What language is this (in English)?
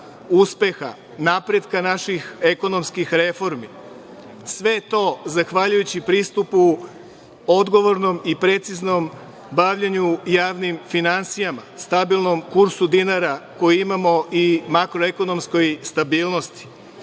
Serbian